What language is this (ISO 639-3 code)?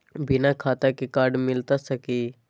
mag